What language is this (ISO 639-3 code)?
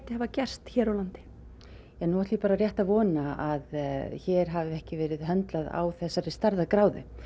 isl